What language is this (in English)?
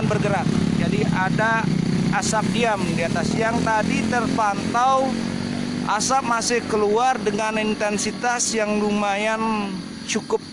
Indonesian